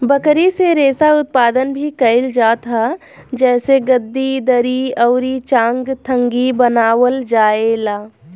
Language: Bhojpuri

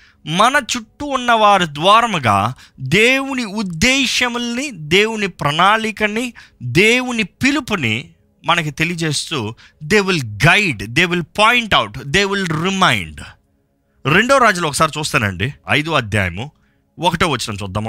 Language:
Telugu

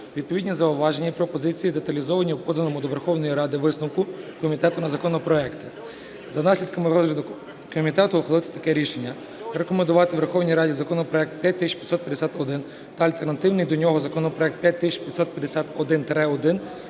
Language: Ukrainian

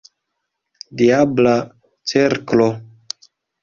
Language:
Esperanto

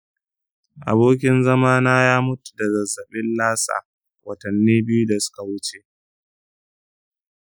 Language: Hausa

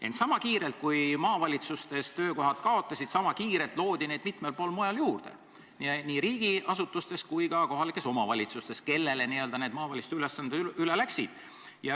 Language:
Estonian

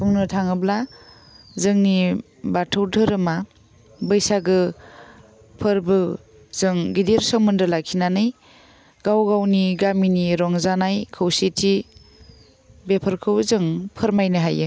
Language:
Bodo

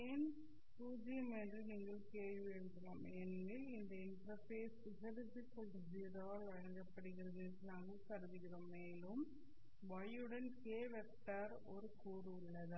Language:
Tamil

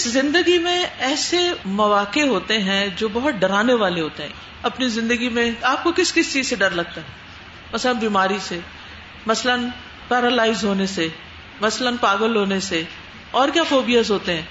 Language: Urdu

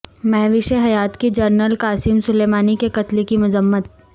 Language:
Urdu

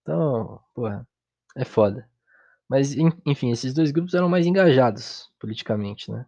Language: Portuguese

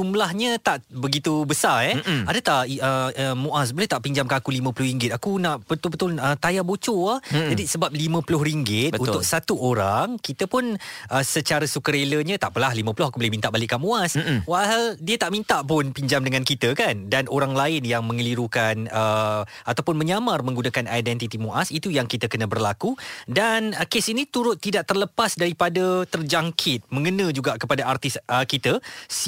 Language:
Malay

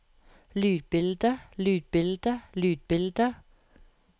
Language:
Norwegian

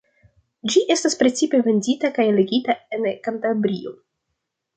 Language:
Esperanto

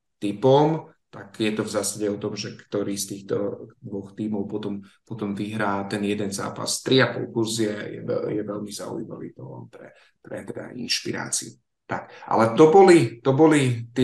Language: Slovak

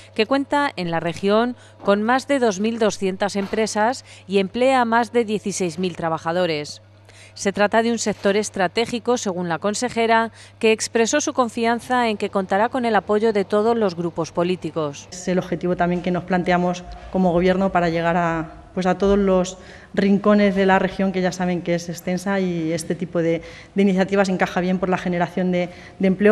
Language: Spanish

